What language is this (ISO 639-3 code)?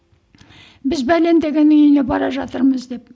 kaz